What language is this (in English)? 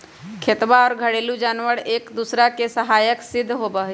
Magahi